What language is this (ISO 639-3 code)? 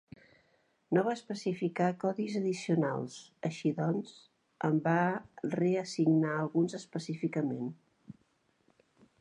cat